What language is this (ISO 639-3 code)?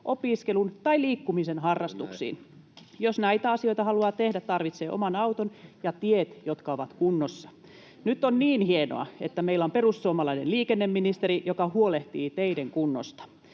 fin